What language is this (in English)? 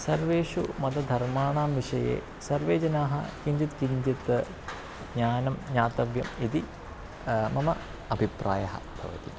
Sanskrit